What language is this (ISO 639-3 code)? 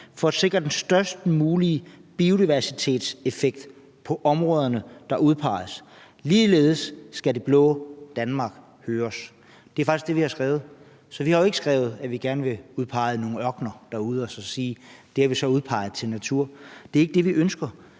dan